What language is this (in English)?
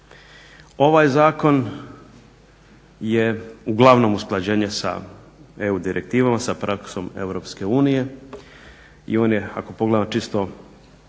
Croatian